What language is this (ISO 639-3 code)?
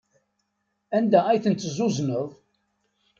kab